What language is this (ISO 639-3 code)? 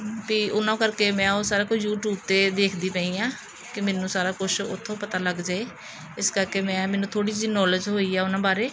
pan